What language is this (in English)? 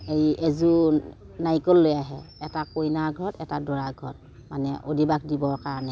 Assamese